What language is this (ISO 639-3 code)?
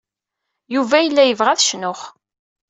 kab